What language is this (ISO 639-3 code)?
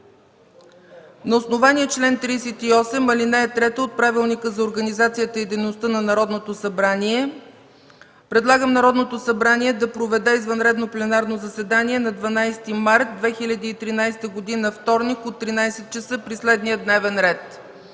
bul